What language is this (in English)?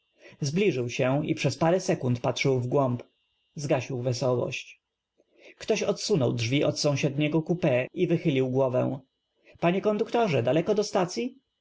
Polish